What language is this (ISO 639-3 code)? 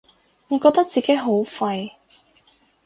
yue